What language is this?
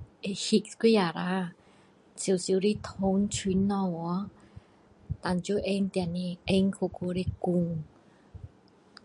Min Dong Chinese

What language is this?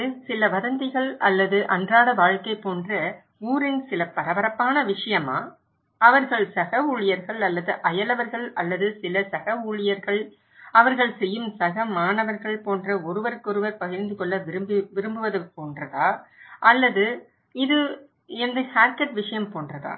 Tamil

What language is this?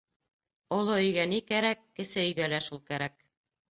Bashkir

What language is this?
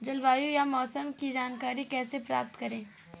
Hindi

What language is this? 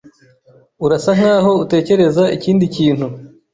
Kinyarwanda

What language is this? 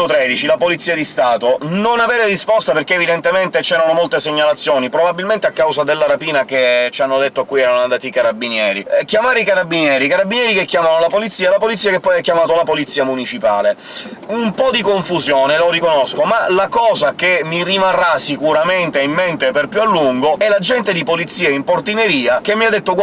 Italian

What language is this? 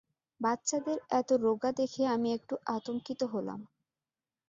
Bangla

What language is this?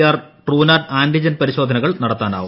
Malayalam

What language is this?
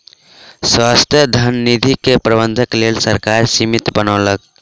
Maithili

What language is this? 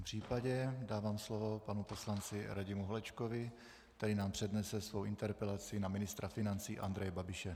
Czech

